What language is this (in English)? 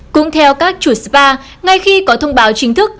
Vietnamese